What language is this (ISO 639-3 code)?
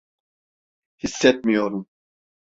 tur